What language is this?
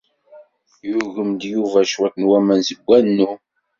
Kabyle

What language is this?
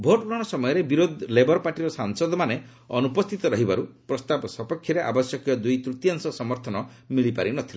Odia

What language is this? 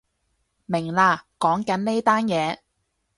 Cantonese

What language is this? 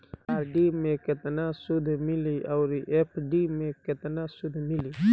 Bhojpuri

